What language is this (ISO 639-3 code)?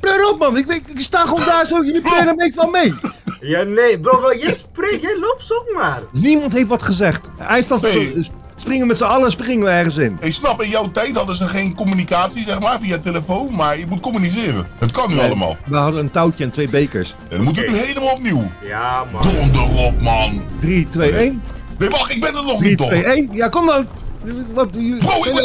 nld